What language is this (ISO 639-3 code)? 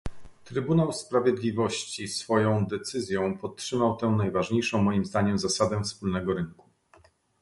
pol